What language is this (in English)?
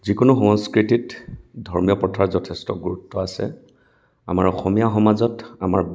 Assamese